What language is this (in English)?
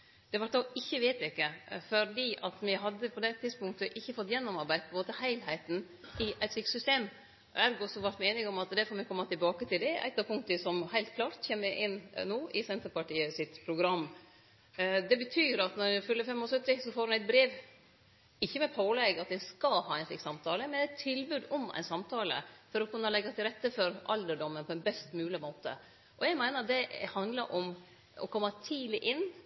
Norwegian Nynorsk